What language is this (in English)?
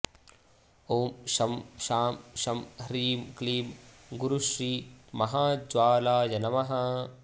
Sanskrit